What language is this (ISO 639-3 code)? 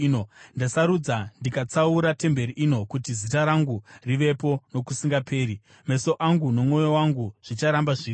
sna